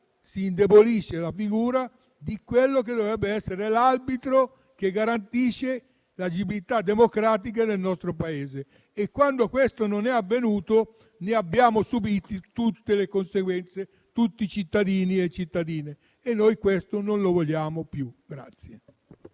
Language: Italian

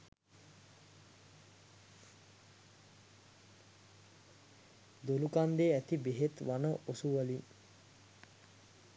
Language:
Sinhala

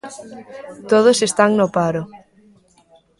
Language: Galician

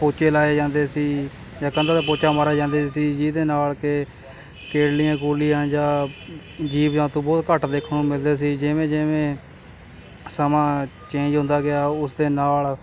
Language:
Punjabi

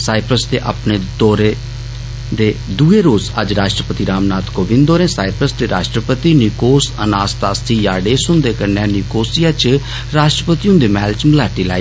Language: Dogri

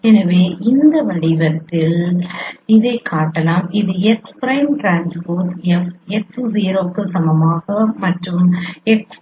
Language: Tamil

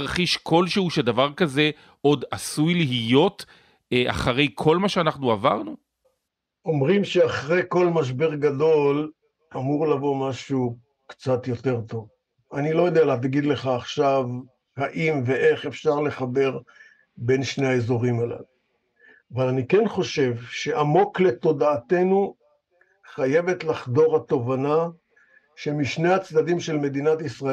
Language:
Hebrew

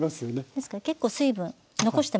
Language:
Japanese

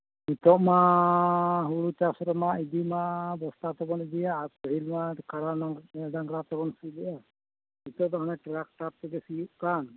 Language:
Santali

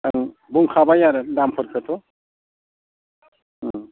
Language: Bodo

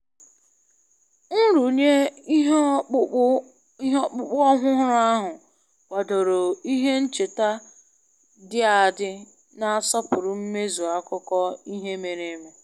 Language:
Igbo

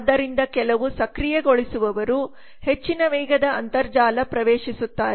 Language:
Kannada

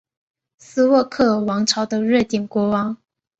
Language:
Chinese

